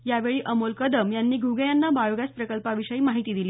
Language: Marathi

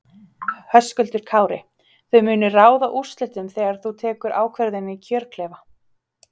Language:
Icelandic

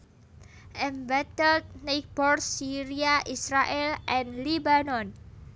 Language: Javanese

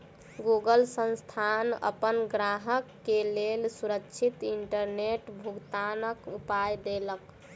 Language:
Maithili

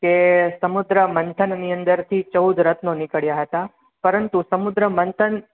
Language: Gujarati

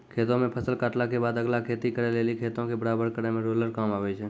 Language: Maithili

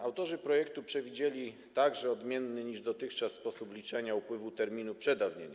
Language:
Polish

